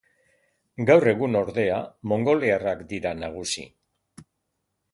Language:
Basque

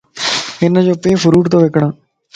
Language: Lasi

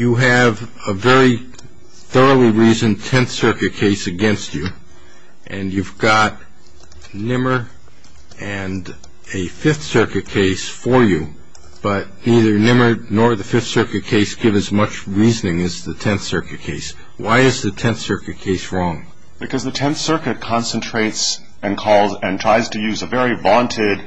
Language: English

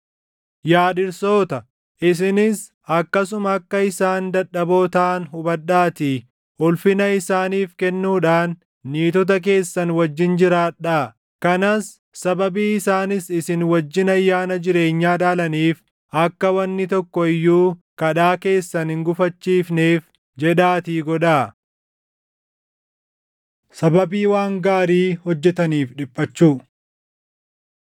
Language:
Oromo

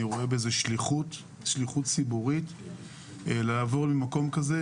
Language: Hebrew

